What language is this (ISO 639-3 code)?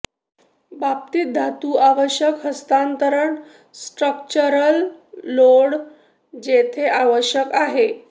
mar